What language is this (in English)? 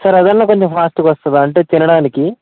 Telugu